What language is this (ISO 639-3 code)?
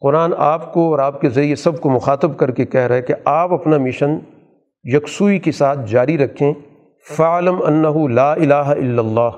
urd